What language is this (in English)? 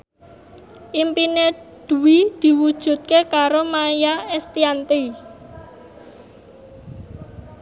Javanese